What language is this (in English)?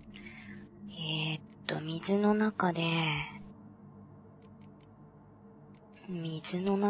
Japanese